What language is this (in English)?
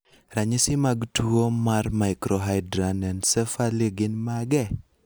Luo (Kenya and Tanzania)